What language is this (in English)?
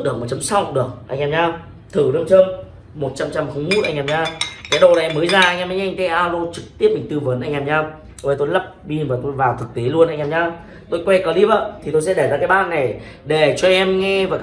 Vietnamese